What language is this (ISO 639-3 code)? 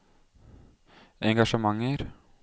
nor